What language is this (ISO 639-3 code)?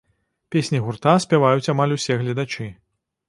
bel